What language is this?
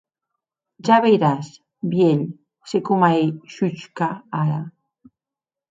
Occitan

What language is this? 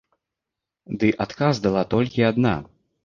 Belarusian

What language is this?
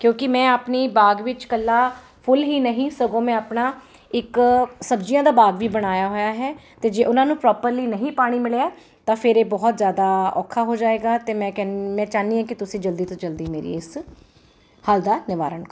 Punjabi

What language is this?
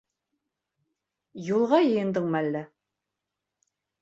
Bashkir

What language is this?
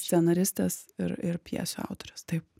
Lithuanian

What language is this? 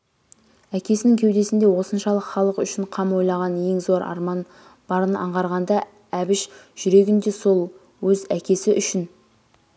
Kazakh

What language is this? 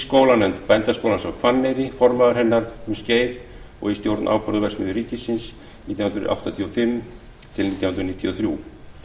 Icelandic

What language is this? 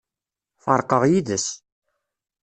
Kabyle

